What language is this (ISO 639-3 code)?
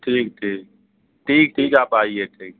urd